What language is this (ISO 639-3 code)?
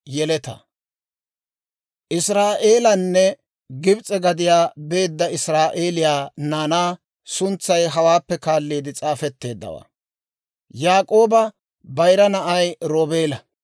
dwr